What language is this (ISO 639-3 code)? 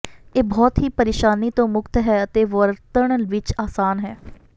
pan